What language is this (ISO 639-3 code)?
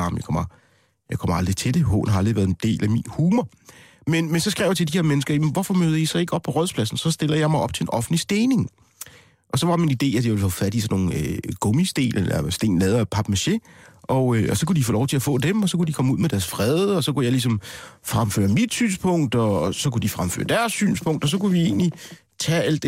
dan